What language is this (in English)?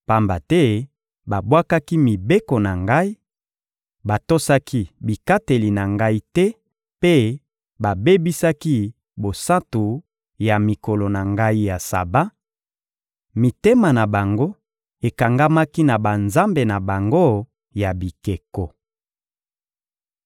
Lingala